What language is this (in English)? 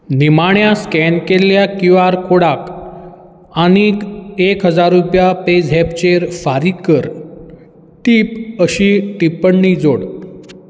Konkani